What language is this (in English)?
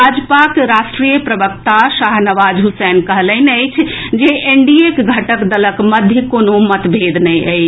Maithili